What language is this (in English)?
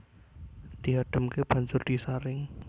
Javanese